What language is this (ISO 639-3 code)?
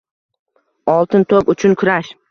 uzb